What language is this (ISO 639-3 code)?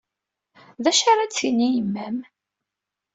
kab